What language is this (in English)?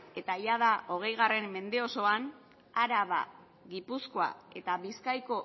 Basque